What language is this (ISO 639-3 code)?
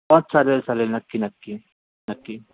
mar